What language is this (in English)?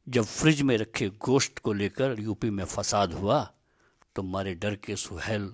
Hindi